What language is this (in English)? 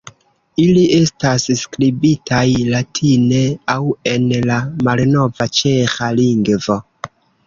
Esperanto